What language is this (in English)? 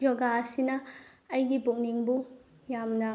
Manipuri